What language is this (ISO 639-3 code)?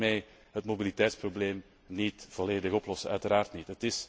nld